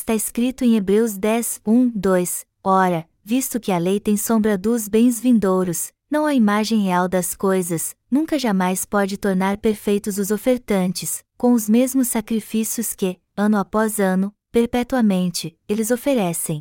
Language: Portuguese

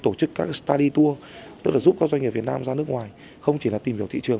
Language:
Vietnamese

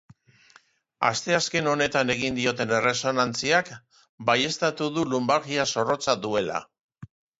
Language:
Basque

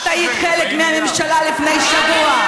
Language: Hebrew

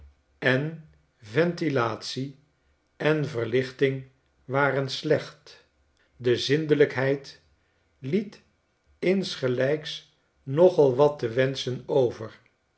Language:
Dutch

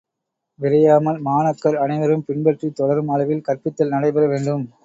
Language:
Tamil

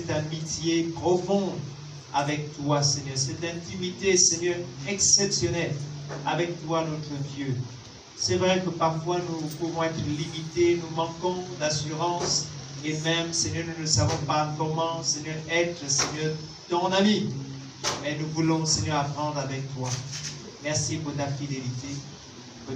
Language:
French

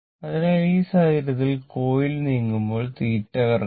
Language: Malayalam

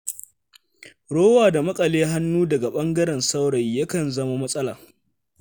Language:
Hausa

